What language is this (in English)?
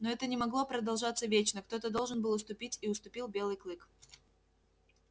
Russian